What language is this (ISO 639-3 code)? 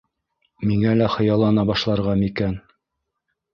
bak